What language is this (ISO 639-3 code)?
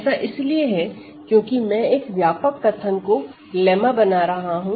hin